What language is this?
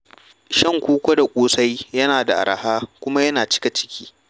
Hausa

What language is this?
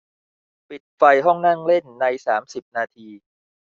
Thai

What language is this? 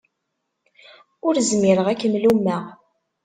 Kabyle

